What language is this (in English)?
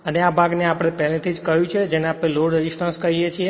Gujarati